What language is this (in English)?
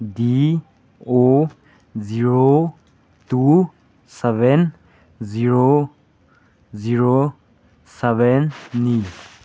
Manipuri